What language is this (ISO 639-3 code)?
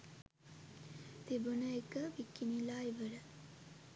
sin